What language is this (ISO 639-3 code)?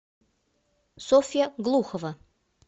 rus